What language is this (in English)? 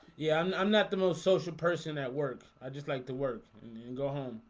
English